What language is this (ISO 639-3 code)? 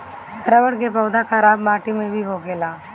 bho